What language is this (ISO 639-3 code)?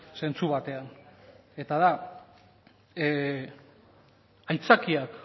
eus